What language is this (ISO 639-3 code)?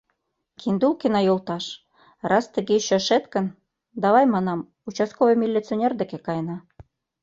chm